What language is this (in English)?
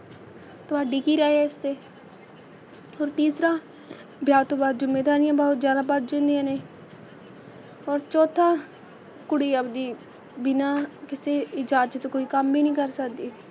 Punjabi